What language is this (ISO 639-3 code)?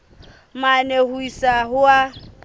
sot